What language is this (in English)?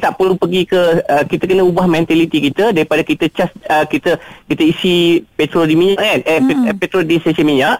Malay